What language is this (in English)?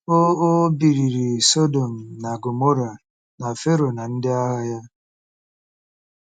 Igbo